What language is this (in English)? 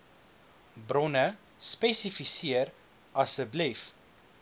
Afrikaans